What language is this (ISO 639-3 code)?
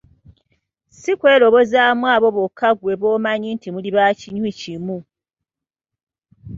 lug